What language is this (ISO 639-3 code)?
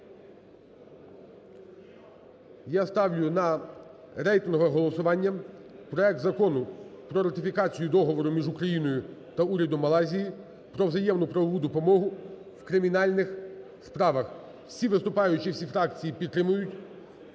ukr